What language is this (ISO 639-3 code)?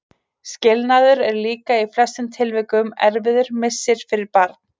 isl